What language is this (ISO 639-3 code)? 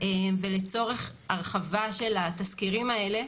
heb